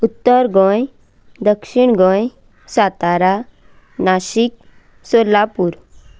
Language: Konkani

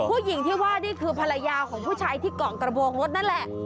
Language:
Thai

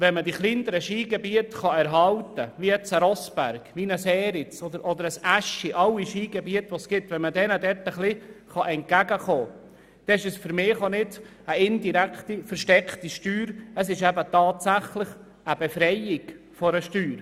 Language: Swiss German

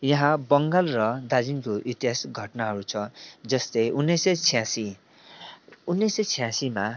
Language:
Nepali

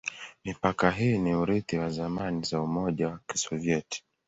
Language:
Swahili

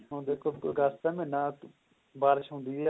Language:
Punjabi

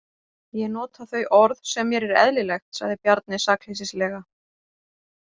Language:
Icelandic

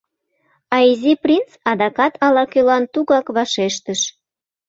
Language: Mari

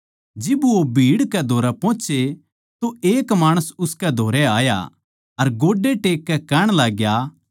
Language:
Haryanvi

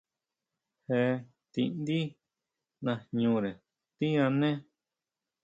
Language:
Huautla Mazatec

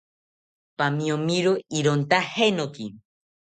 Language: South Ucayali Ashéninka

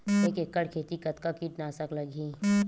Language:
Chhattisgarhi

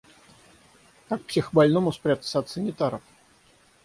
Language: Russian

